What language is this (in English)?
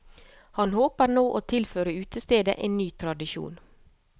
Norwegian